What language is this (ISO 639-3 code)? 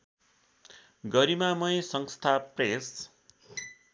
nep